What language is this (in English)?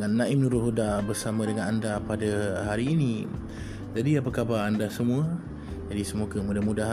Malay